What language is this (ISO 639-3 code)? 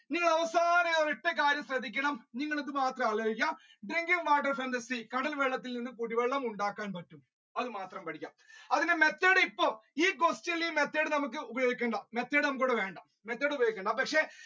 mal